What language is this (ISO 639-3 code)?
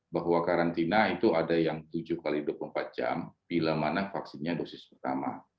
ind